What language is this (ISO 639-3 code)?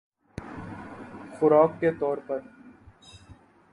urd